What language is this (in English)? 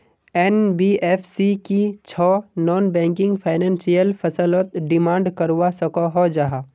Magahi